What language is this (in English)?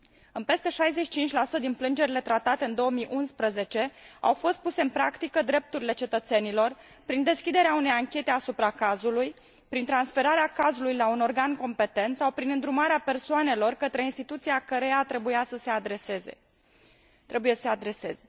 Romanian